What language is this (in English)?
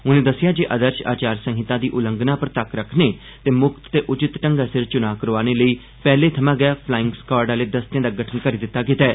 Dogri